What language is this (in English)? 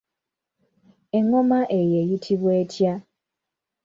Ganda